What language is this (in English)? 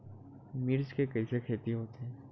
Chhattisgarhi